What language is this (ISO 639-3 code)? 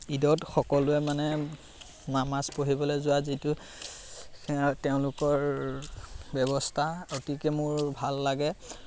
asm